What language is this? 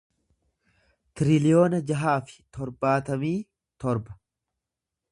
Oromo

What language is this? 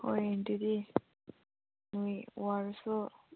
Manipuri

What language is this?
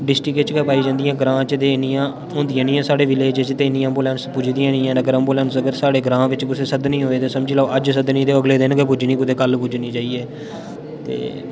Dogri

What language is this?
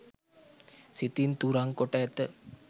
Sinhala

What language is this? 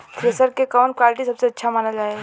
Bhojpuri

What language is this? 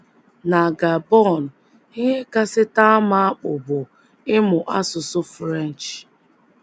Igbo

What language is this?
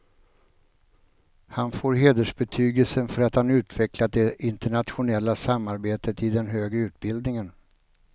Swedish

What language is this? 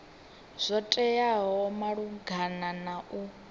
Venda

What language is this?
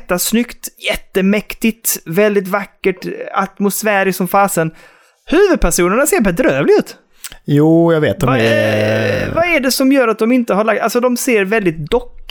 Swedish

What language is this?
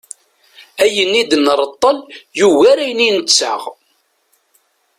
Kabyle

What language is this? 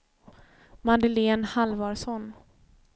Swedish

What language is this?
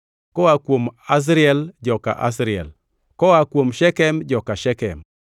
Luo (Kenya and Tanzania)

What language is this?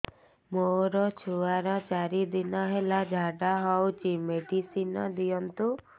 Odia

